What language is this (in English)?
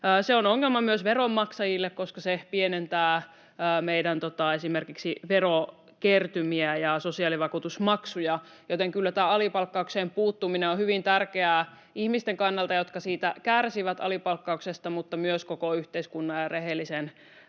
Finnish